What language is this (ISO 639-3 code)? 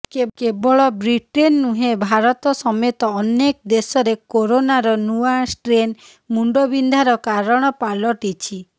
ori